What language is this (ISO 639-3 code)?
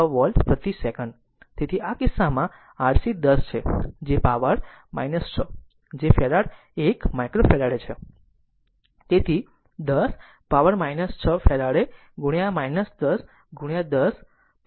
guj